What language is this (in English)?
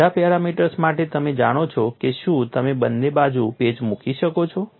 Gujarati